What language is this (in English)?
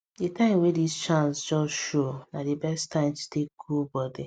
Nigerian Pidgin